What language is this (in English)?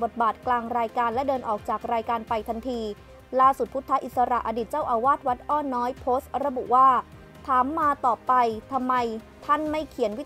Thai